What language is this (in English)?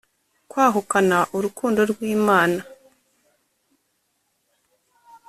Kinyarwanda